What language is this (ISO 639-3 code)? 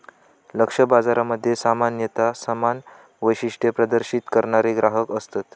mar